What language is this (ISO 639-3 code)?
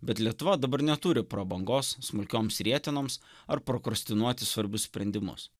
lit